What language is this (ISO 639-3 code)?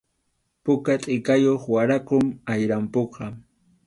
qxu